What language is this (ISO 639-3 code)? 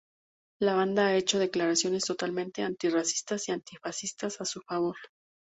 spa